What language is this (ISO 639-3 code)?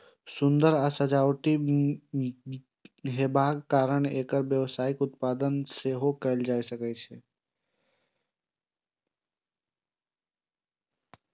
mai